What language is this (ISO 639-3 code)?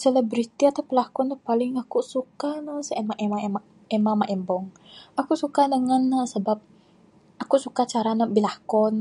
sdo